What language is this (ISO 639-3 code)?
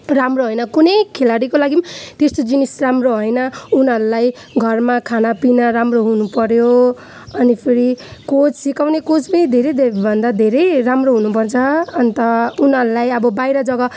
nep